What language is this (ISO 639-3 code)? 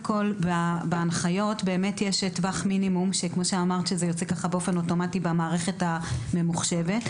heb